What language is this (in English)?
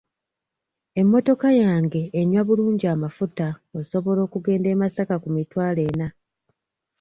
Ganda